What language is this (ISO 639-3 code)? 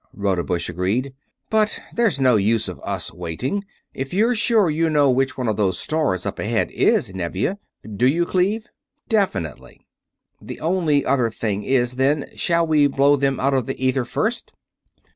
eng